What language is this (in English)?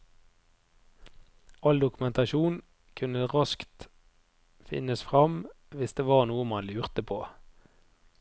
Norwegian